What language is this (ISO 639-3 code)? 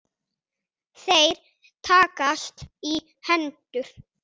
isl